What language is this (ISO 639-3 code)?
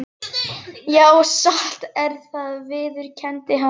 isl